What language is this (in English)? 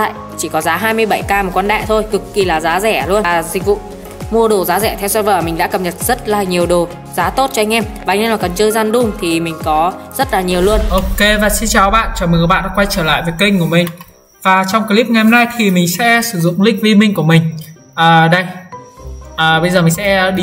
Vietnamese